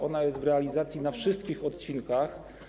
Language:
Polish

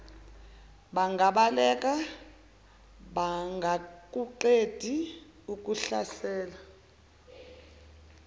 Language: Zulu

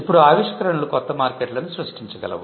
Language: Telugu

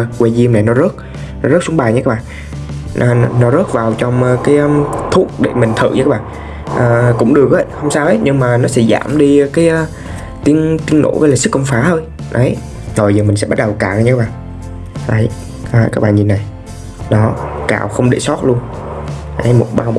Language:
Vietnamese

